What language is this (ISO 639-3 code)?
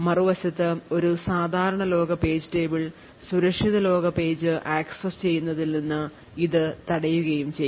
mal